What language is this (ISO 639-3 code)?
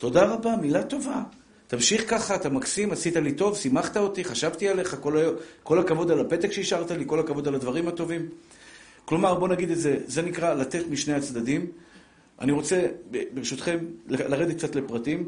heb